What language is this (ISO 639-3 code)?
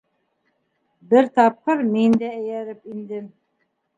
bak